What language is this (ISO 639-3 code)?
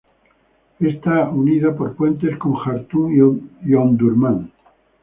spa